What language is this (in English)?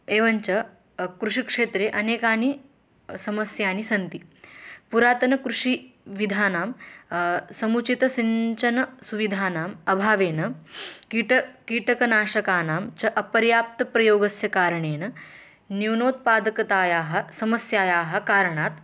Sanskrit